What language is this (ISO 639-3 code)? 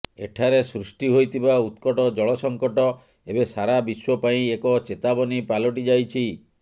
ori